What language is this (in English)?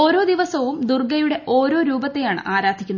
Malayalam